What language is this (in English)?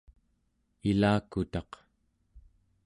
Central Yupik